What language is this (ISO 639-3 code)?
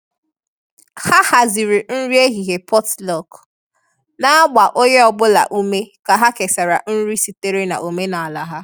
ibo